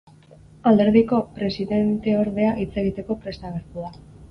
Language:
Basque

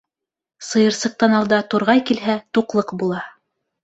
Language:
Bashkir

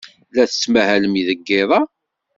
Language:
Kabyle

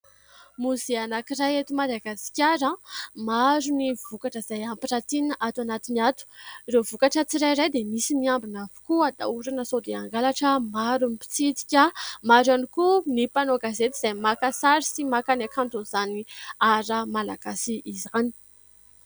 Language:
Malagasy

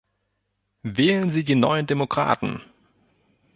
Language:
German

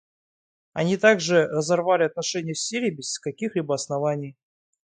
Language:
Russian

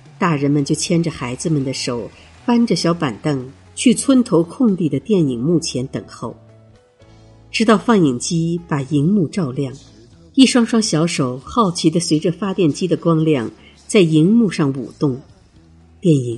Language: Chinese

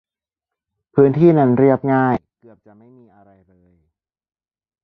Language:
Thai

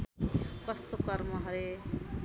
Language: Nepali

